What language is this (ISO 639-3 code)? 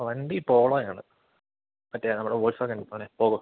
mal